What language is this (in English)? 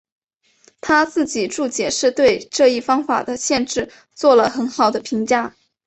Chinese